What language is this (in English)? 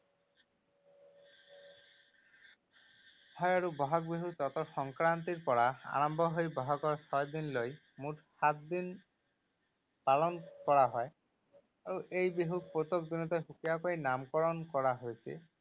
Assamese